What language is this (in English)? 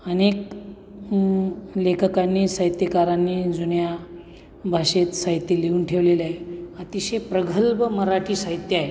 Marathi